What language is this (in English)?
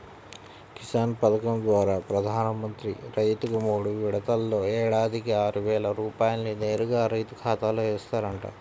Telugu